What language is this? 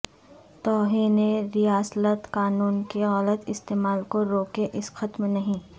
Urdu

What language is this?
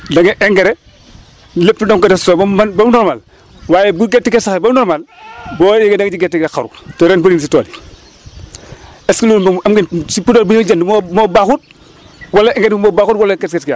Wolof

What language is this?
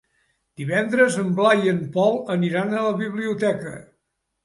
Catalan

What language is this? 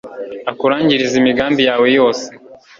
Kinyarwanda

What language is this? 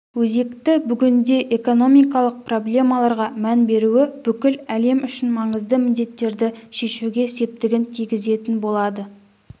Kazakh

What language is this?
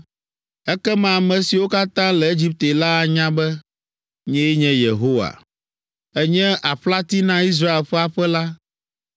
Ewe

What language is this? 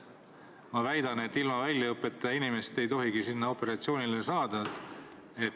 Estonian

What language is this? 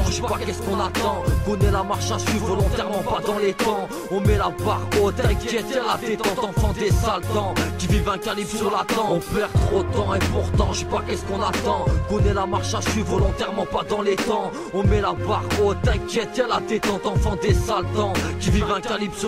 French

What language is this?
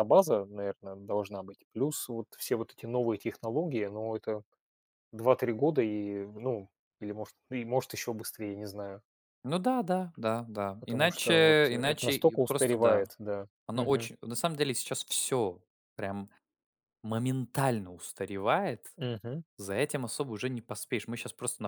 Russian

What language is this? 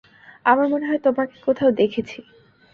Bangla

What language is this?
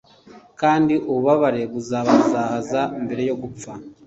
Kinyarwanda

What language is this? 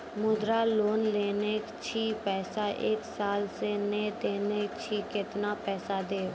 Maithili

